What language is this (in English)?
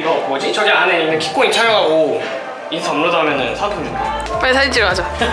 Korean